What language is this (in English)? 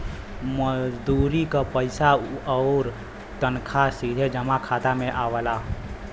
Bhojpuri